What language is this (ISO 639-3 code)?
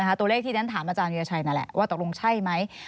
tha